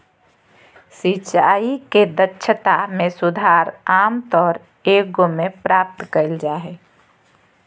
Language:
Magahi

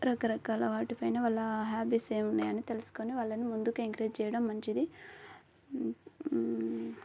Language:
Telugu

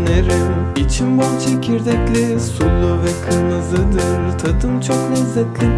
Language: Dutch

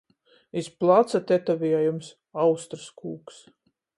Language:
Latgalian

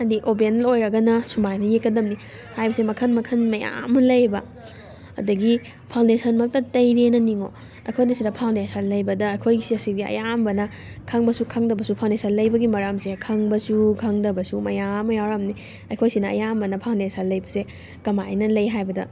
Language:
Manipuri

